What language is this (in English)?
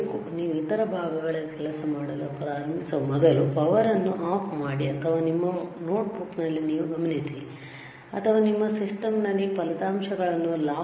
Kannada